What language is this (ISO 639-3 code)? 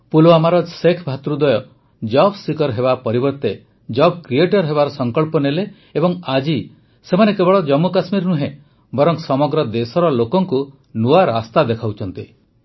ori